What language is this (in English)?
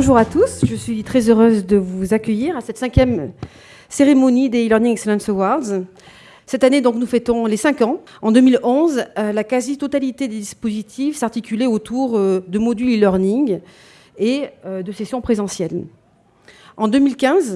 French